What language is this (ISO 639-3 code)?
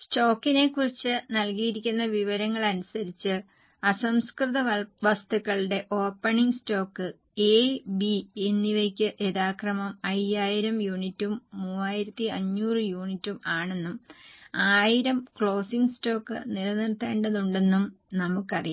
mal